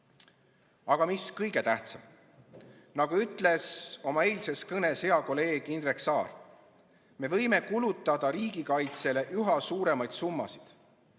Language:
Estonian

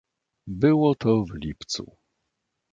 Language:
Polish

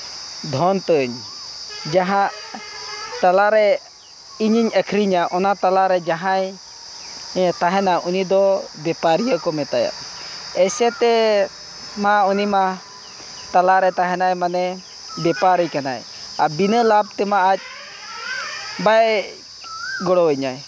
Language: Santali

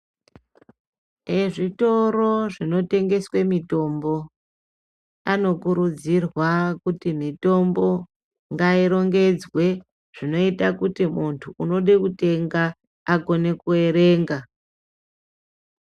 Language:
Ndau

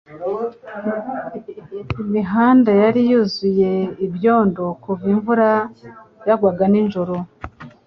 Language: Kinyarwanda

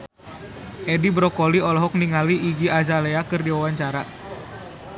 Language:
Sundanese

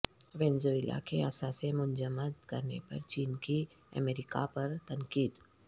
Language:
Urdu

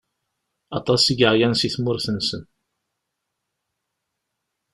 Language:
Kabyle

